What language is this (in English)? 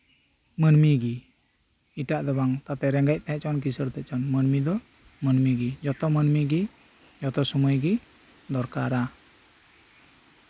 Santali